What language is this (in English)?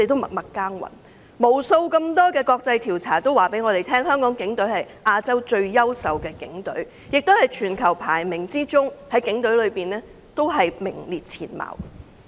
Cantonese